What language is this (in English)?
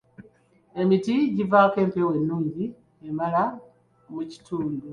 Ganda